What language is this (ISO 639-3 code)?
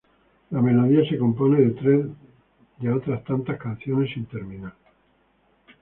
spa